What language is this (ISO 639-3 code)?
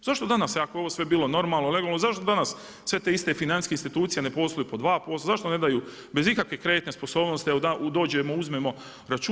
hrv